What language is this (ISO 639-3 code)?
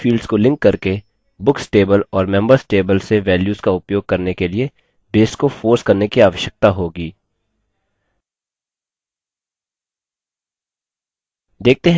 hin